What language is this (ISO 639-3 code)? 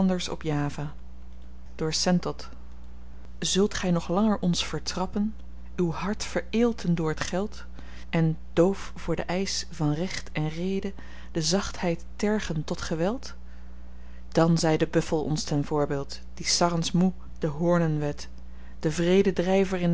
nld